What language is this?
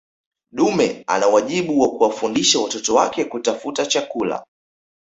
Swahili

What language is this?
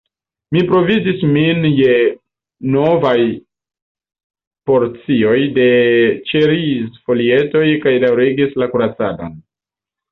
Esperanto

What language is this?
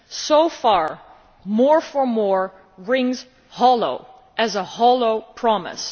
English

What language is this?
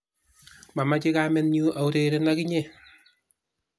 Kalenjin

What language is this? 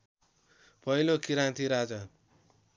Nepali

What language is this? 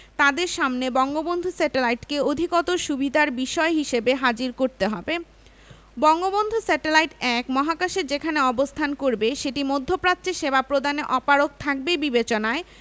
Bangla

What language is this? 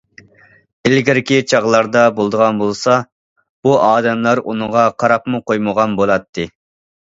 Uyghur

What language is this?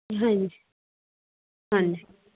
Punjabi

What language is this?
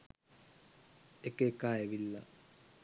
Sinhala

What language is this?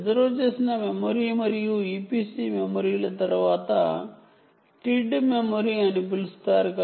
Telugu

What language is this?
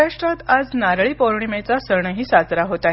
Marathi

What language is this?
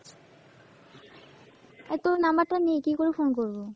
Bangla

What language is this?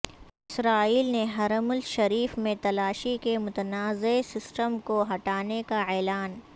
Urdu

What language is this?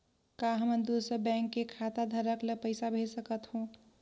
Chhattisgarhi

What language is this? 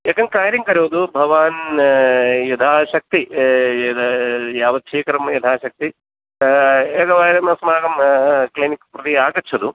Sanskrit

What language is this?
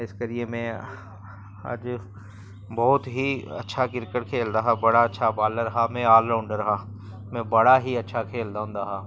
Dogri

